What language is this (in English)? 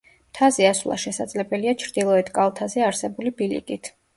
Georgian